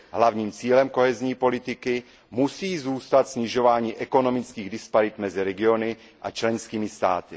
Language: Czech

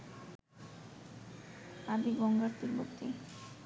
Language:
Bangla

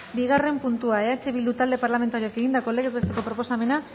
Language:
Basque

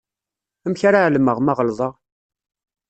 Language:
Kabyle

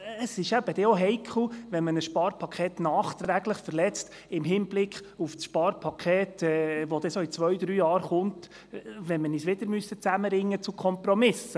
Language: Swiss German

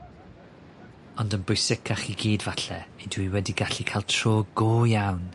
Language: Welsh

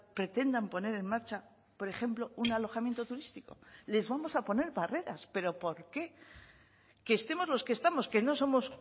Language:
Spanish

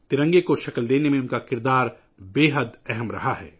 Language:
Urdu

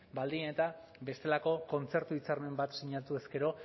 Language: Basque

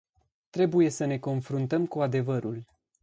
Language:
Romanian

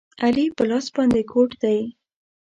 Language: Pashto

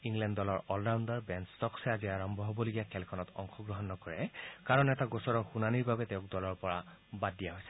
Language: Assamese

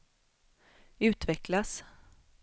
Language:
Swedish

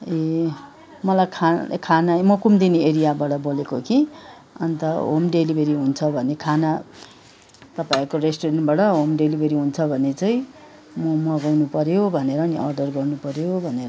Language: Nepali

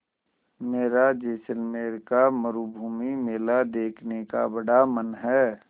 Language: Hindi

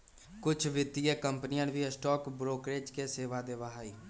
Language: Magahi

